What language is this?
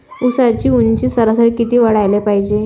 Marathi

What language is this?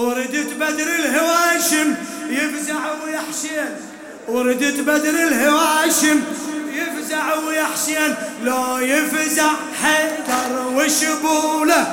Arabic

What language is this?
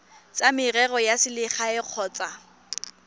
Tswana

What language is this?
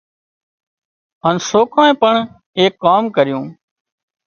Wadiyara Koli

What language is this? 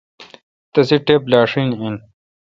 Kalkoti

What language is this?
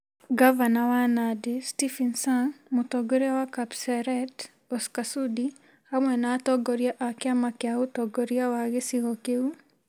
Kikuyu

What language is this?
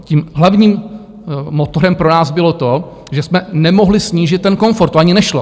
Czech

